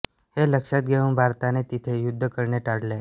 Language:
Marathi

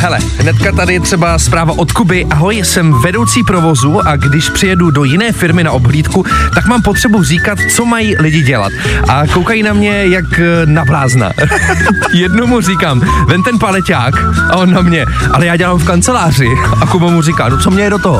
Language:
Czech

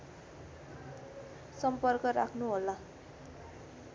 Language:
Nepali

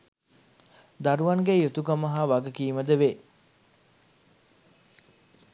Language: Sinhala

